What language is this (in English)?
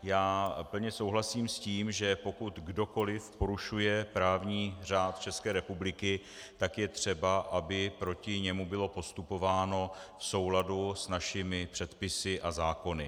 Czech